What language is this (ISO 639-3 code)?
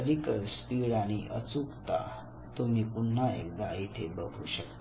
mar